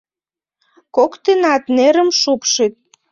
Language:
Mari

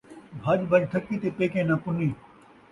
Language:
Saraiki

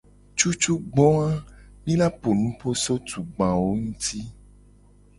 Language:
Gen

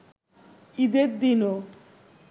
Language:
Bangla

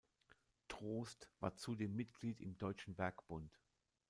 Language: German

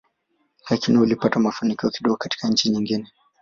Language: Swahili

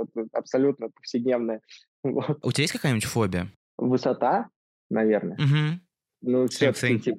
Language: Russian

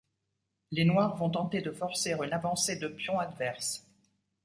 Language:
French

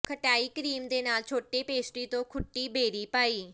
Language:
Punjabi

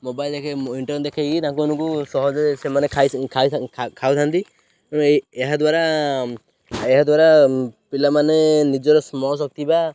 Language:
Odia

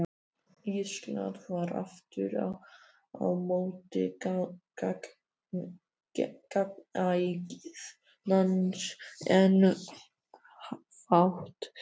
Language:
Icelandic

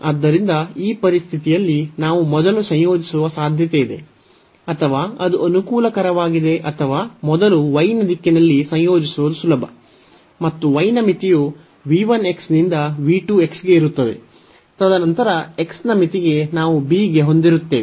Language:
Kannada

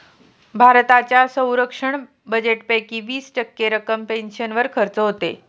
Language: Marathi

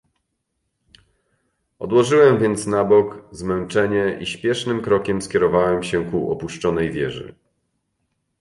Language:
Polish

